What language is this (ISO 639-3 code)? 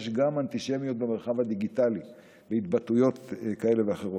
heb